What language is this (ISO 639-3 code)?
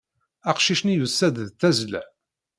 kab